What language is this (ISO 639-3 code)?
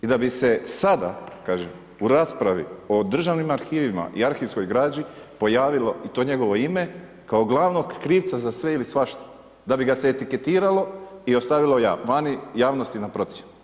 hrv